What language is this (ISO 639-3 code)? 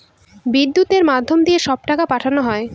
ben